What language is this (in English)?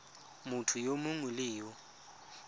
Tswana